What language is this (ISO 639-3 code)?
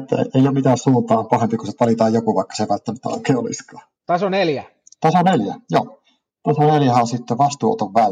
fin